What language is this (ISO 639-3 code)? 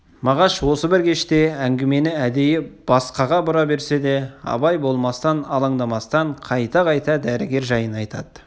kaz